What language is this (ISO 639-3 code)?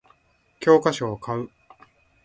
jpn